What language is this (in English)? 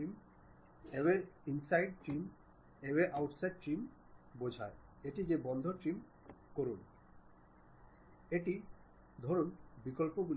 Bangla